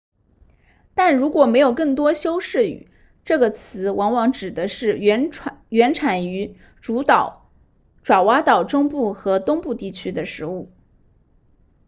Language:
Chinese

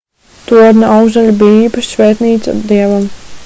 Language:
Latvian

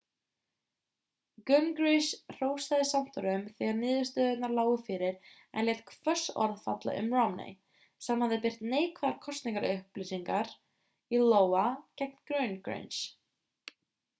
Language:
Icelandic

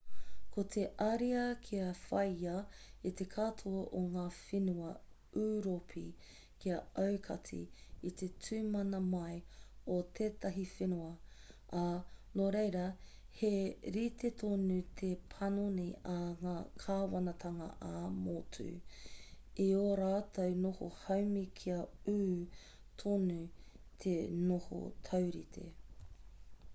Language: Māori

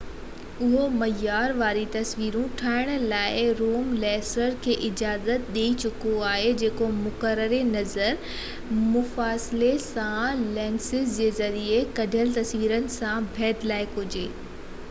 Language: Sindhi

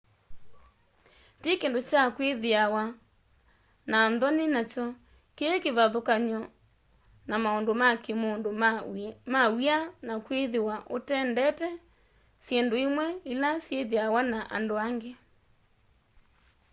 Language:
Kamba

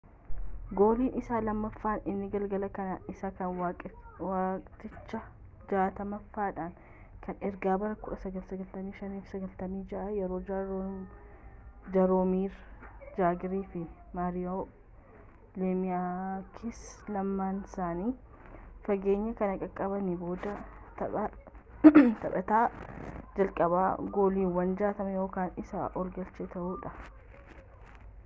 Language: Oromo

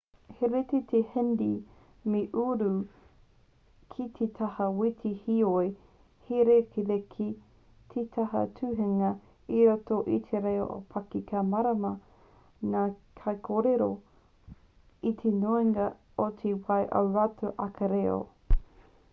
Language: Māori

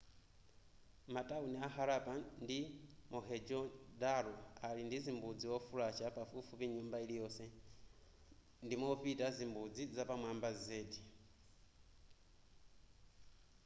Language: Nyanja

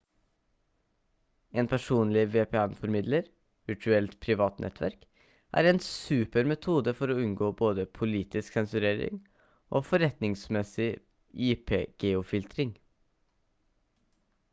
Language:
Norwegian Bokmål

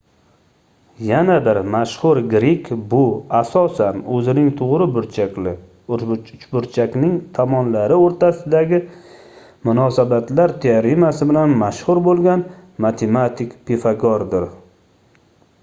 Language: Uzbek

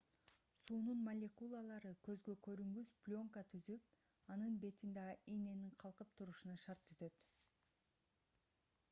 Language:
Kyrgyz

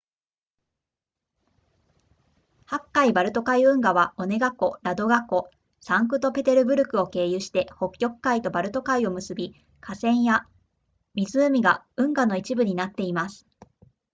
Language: Japanese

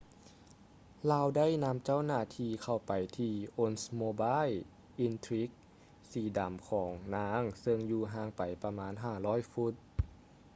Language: Lao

